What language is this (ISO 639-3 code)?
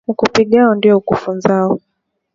swa